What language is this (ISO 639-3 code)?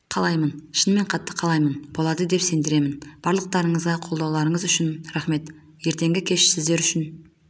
kaz